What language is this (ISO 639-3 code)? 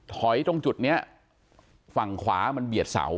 tha